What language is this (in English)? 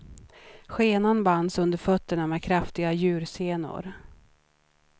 Swedish